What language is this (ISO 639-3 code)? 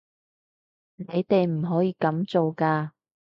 yue